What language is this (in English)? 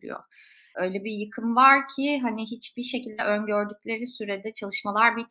Turkish